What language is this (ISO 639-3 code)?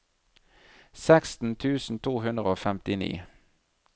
nor